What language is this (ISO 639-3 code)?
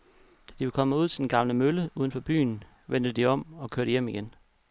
dan